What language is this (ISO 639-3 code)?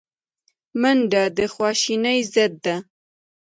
pus